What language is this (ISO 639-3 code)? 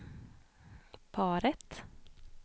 swe